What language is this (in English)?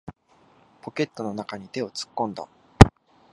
Japanese